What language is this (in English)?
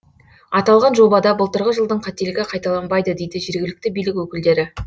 Kazakh